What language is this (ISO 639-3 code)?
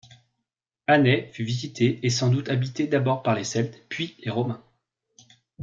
fra